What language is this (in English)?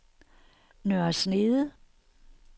Danish